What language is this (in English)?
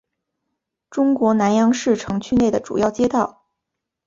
Chinese